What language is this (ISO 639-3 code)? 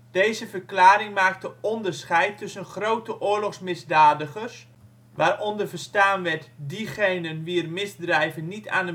nld